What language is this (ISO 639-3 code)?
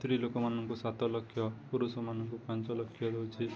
ori